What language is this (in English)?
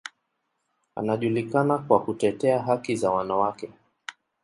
Swahili